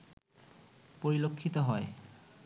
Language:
Bangla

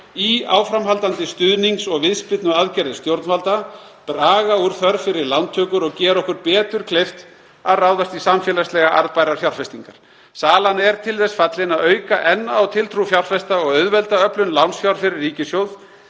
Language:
Icelandic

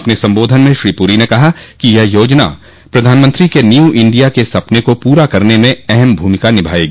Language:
Hindi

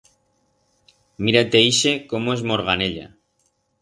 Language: Aragonese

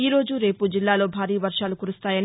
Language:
Telugu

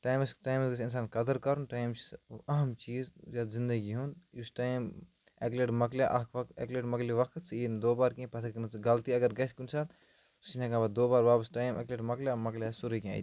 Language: Kashmiri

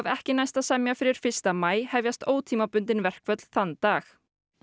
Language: Icelandic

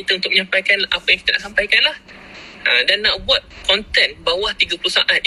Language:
Malay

